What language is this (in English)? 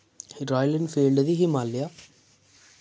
Dogri